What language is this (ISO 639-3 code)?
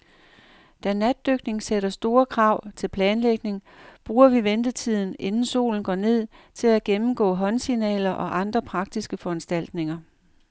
dan